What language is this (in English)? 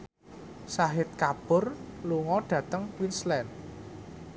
Javanese